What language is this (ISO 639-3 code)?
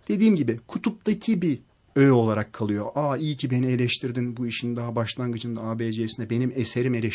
tur